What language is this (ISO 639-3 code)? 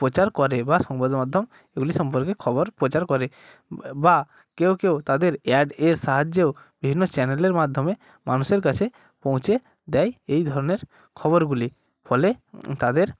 ben